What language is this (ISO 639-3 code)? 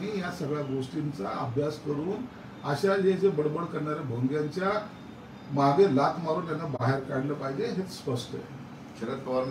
mar